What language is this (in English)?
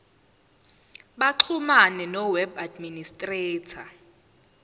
Zulu